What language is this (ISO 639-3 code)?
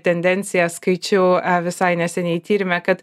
lit